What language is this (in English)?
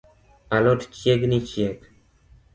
Luo (Kenya and Tanzania)